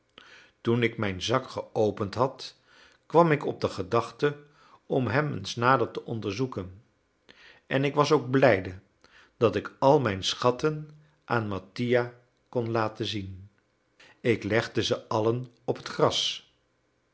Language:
Dutch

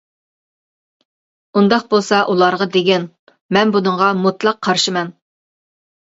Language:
Uyghur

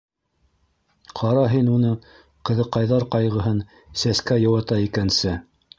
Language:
Bashkir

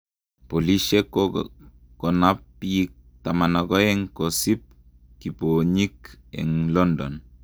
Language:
Kalenjin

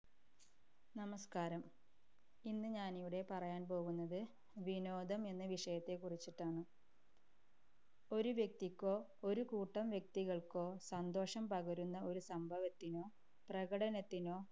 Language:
Malayalam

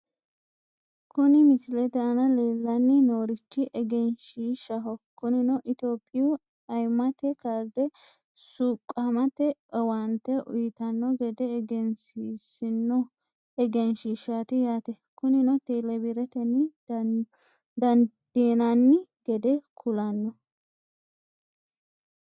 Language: Sidamo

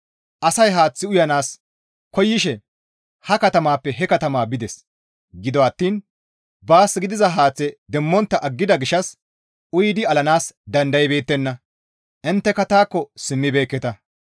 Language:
Gamo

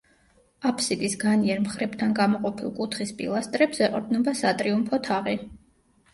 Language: Georgian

